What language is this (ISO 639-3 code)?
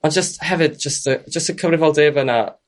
cym